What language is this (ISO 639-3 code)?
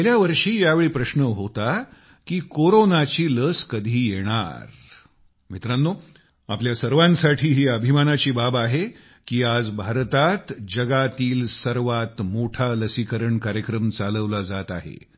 mar